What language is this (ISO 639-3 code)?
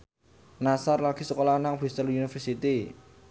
jav